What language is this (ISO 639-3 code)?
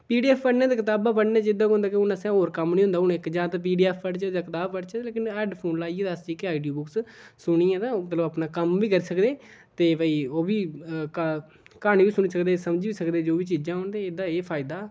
doi